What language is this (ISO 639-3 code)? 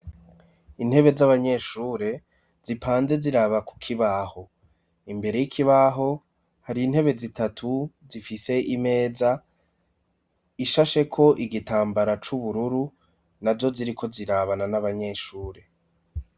run